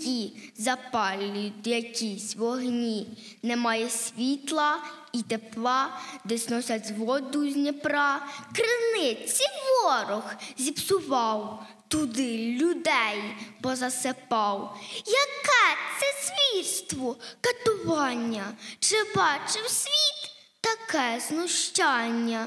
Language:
Ukrainian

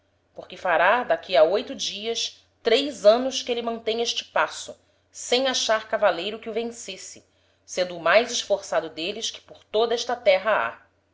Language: Portuguese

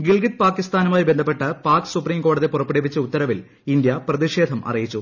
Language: Malayalam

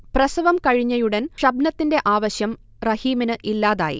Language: Malayalam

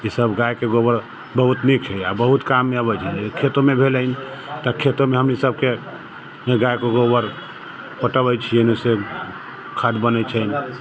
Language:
Maithili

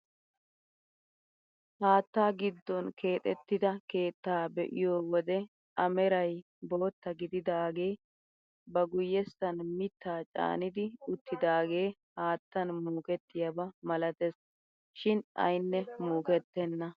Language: Wolaytta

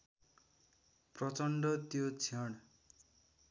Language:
Nepali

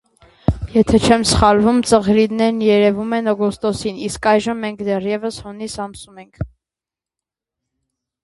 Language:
Armenian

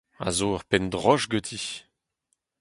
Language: Breton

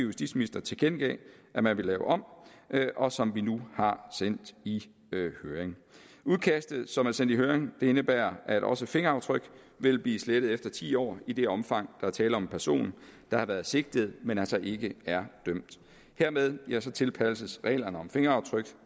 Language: Danish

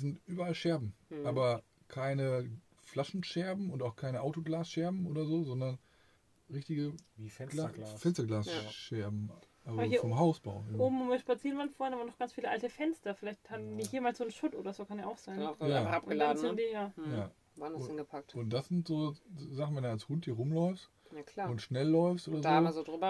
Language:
German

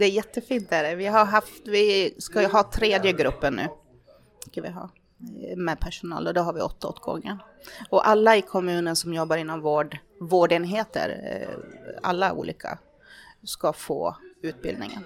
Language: Swedish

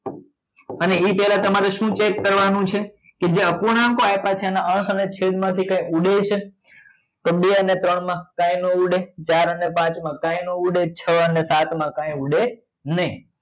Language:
Gujarati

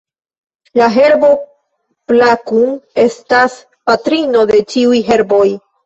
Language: Esperanto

